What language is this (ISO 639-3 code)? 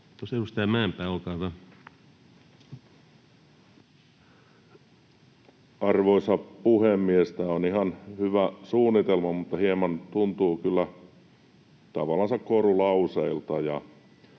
fin